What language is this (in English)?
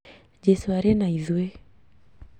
Kikuyu